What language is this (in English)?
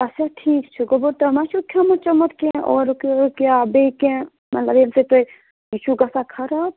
Kashmiri